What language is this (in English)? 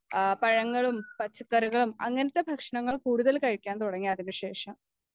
Malayalam